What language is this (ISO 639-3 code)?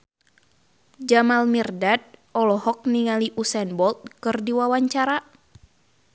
sun